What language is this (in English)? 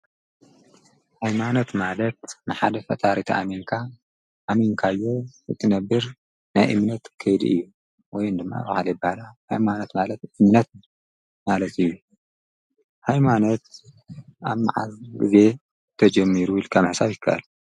Tigrinya